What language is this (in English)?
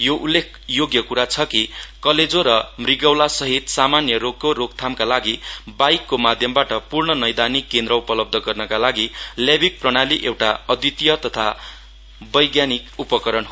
Nepali